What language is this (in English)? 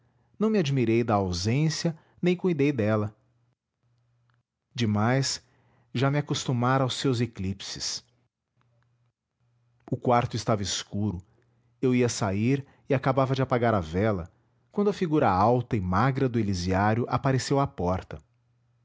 Portuguese